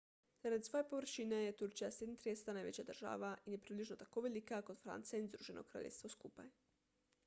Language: Slovenian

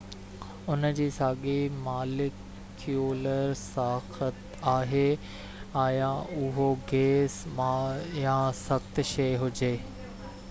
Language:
Sindhi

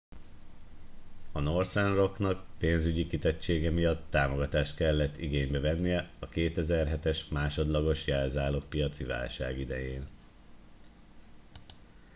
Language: Hungarian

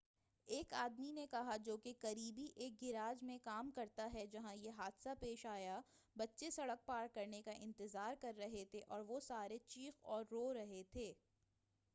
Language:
Urdu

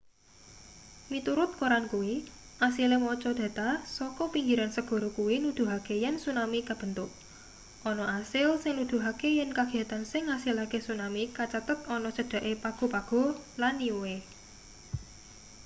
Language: Javanese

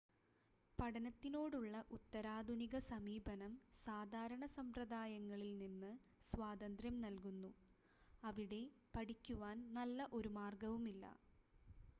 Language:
Malayalam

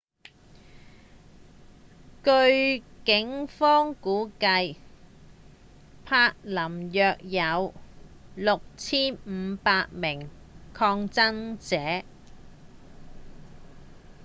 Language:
Cantonese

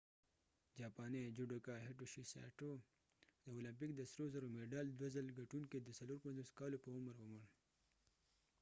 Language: Pashto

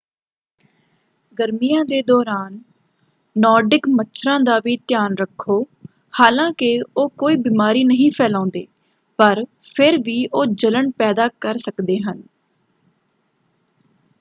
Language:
Punjabi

